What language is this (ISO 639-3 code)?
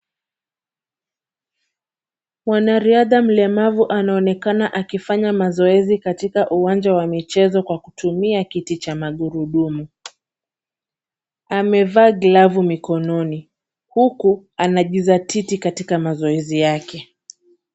swa